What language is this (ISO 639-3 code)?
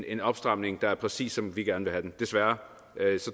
dan